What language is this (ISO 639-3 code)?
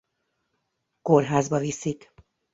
hun